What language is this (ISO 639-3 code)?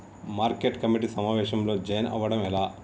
tel